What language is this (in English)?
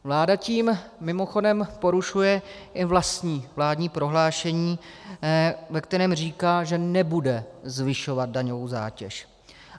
Czech